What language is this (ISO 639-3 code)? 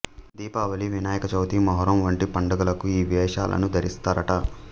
tel